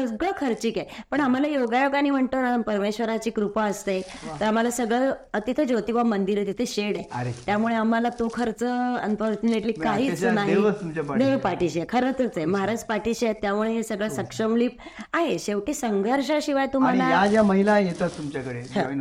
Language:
Marathi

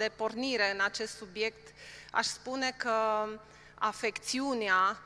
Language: Romanian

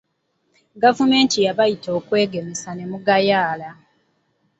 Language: Ganda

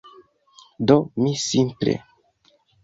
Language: Esperanto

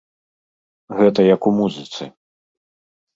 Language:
Belarusian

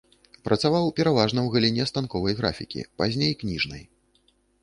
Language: Belarusian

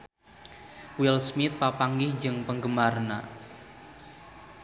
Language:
Sundanese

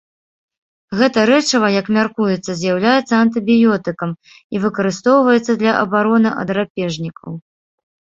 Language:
Belarusian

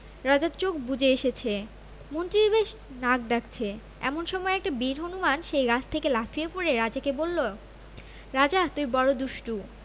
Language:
Bangla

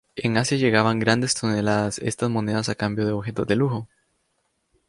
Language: Spanish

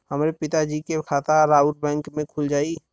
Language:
Bhojpuri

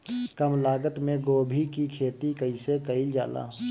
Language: Bhojpuri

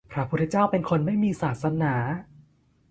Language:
Thai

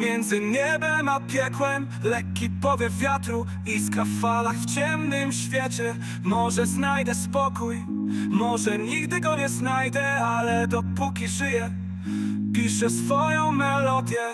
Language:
Polish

